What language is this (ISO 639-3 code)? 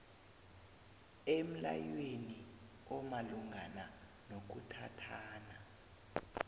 nbl